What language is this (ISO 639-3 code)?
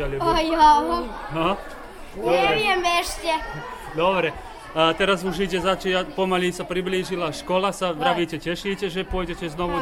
slk